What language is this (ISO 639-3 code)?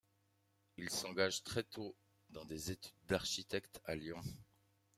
fra